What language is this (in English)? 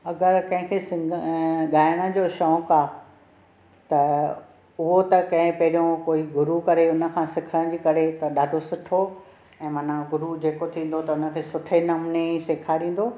Sindhi